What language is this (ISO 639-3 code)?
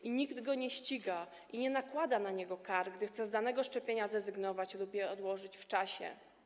pol